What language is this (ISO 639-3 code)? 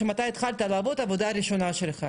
heb